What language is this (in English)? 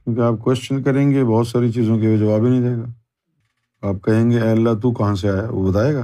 Urdu